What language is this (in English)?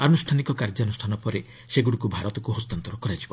Odia